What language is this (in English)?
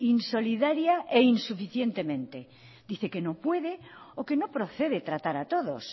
Spanish